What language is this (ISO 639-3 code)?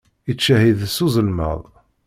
kab